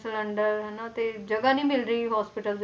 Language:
Punjabi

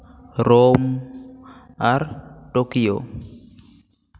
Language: Santali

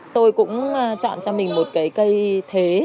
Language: Vietnamese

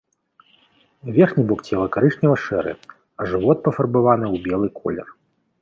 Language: Belarusian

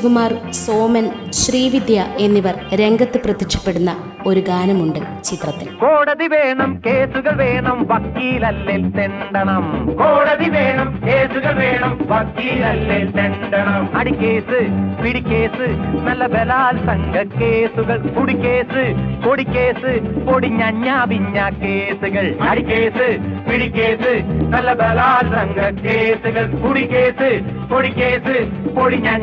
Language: Malayalam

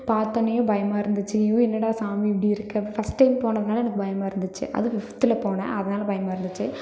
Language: Tamil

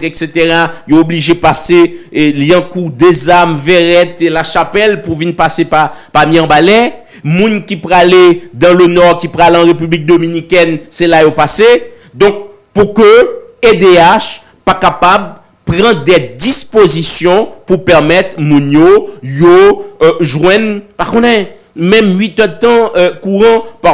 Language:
French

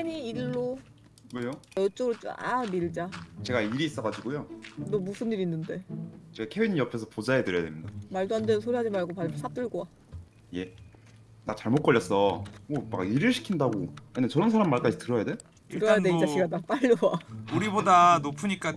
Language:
Korean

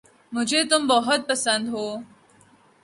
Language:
Urdu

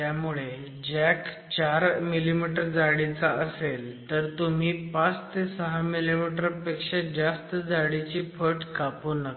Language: Marathi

